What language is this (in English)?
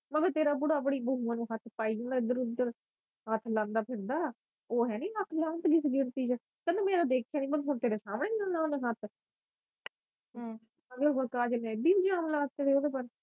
Punjabi